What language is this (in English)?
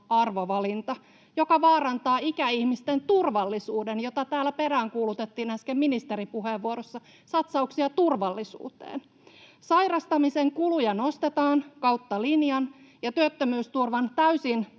Finnish